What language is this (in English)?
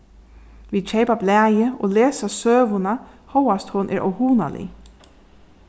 Faroese